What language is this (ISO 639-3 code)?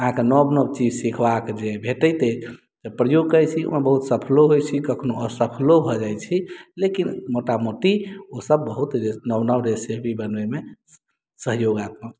mai